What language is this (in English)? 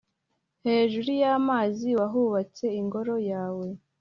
Kinyarwanda